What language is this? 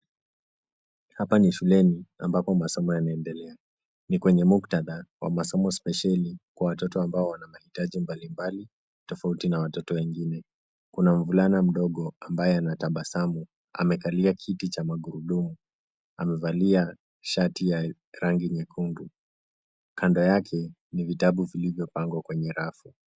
Swahili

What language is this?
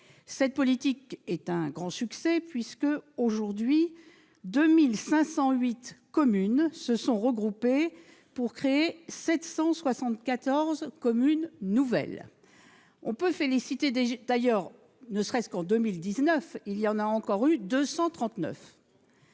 French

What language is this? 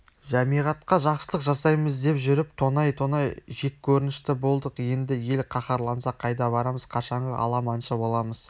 Kazakh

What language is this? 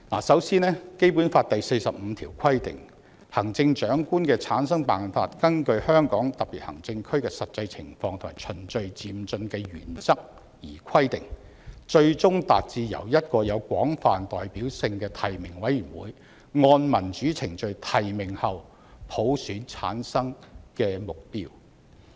Cantonese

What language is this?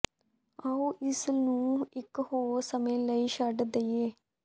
Punjabi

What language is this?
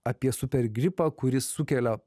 Lithuanian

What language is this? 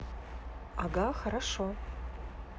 Russian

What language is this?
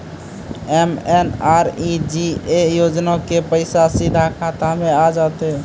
Maithili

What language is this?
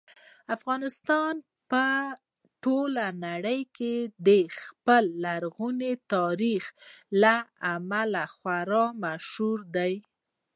Pashto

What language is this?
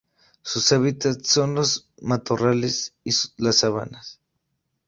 Spanish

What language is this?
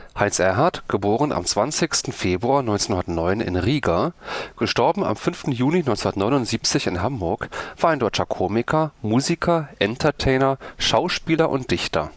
German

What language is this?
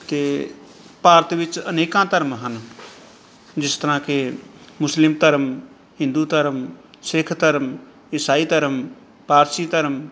Punjabi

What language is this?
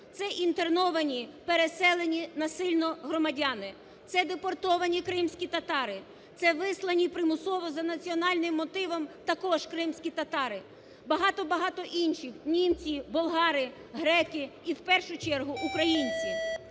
Ukrainian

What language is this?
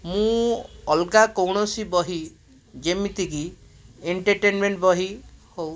Odia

